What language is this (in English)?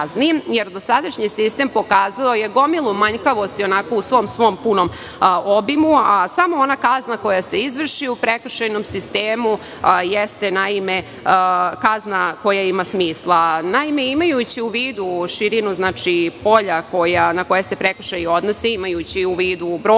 Serbian